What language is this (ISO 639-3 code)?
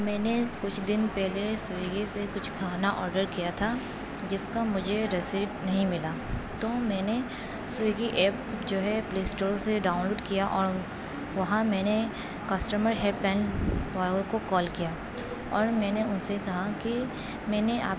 urd